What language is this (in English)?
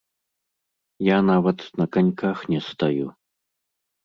Belarusian